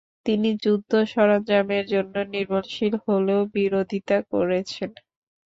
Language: Bangla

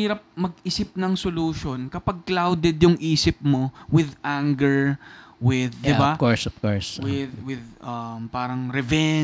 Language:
Filipino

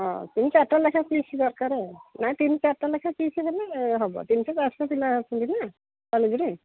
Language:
Odia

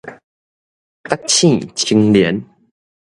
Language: Min Nan Chinese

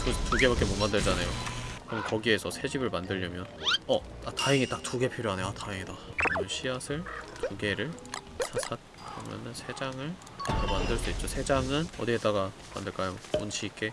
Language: Korean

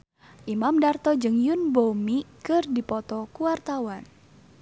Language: Sundanese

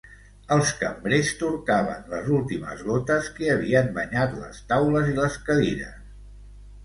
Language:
Catalan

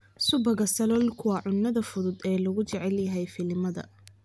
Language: Somali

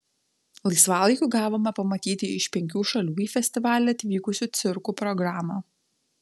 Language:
Lithuanian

